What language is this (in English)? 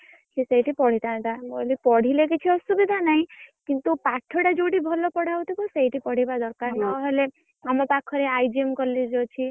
Odia